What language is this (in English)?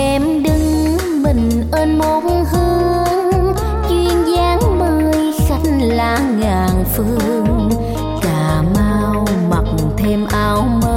Vietnamese